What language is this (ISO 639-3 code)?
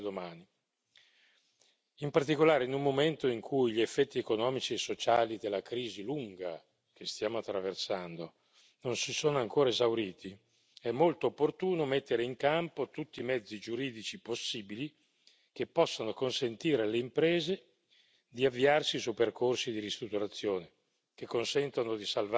ita